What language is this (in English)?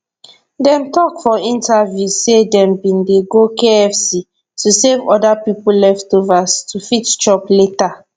Nigerian Pidgin